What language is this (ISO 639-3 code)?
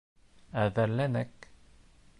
bak